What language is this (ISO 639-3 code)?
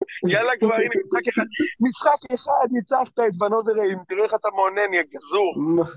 heb